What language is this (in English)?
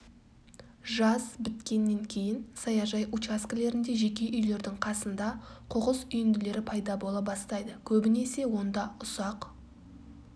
Kazakh